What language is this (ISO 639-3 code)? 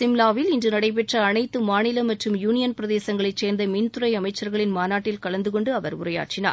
tam